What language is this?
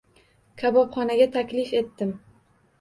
Uzbek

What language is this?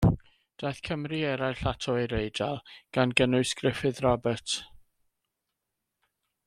Welsh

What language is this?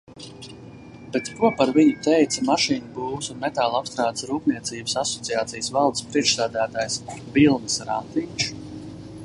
Latvian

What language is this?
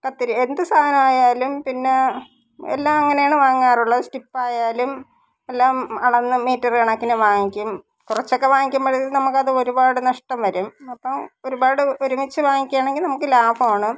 Malayalam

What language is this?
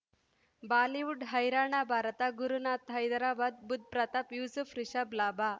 Kannada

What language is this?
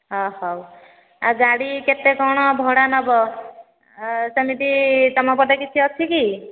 Odia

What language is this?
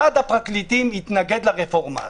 Hebrew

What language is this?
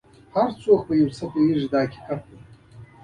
Pashto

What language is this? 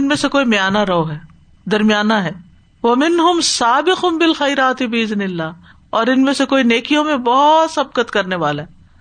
Urdu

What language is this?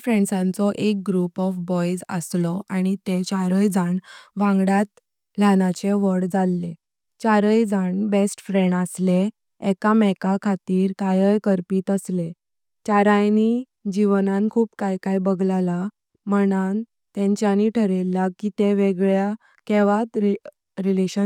Konkani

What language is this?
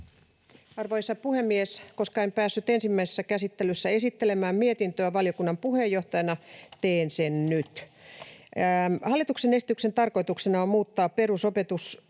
Finnish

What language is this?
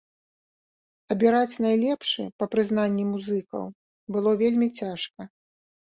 Belarusian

